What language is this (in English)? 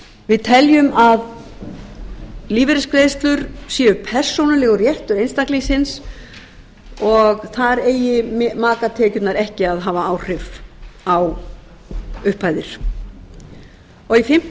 Icelandic